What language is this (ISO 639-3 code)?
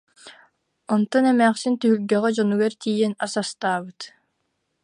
sah